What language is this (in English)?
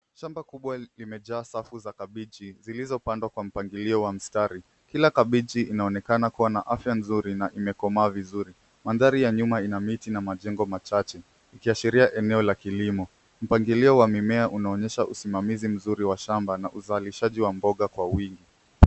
Swahili